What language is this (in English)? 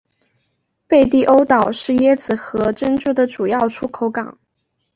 Chinese